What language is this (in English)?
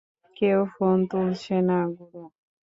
Bangla